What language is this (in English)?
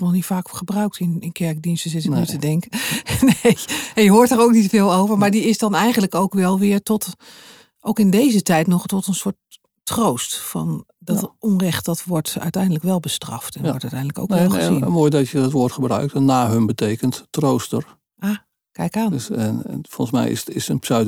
Dutch